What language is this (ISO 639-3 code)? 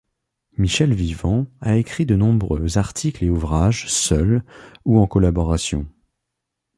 fra